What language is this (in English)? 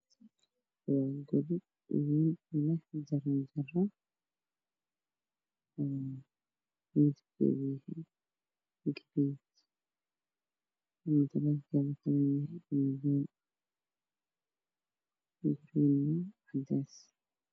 Somali